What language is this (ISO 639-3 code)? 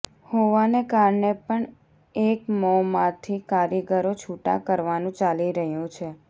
guj